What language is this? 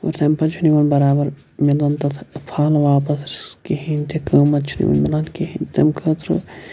Kashmiri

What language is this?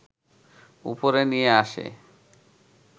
Bangla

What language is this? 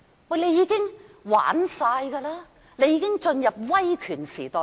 Cantonese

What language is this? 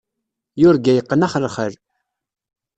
Kabyle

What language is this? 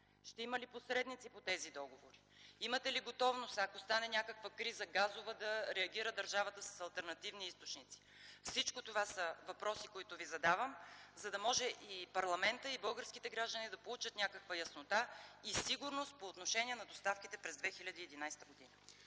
Bulgarian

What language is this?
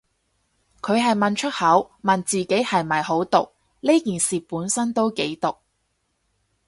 Cantonese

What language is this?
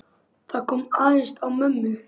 Icelandic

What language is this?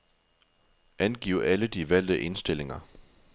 Danish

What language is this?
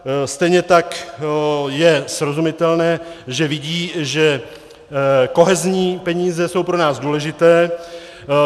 Czech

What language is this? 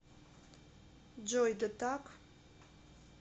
Russian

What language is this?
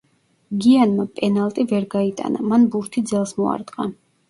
Georgian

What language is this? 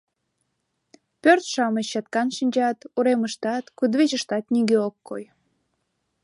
Mari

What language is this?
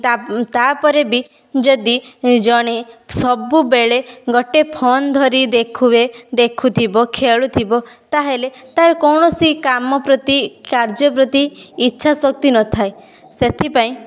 Odia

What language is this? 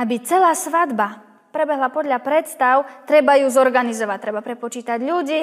Slovak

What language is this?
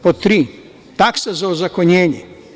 Serbian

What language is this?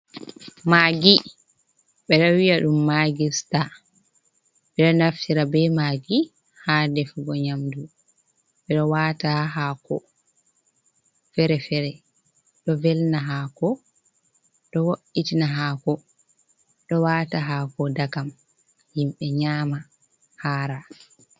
Fula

